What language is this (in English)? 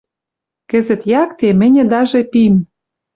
Western Mari